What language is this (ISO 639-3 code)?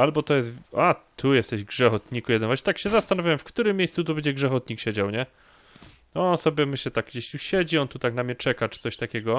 pol